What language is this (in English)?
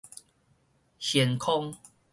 Min Nan Chinese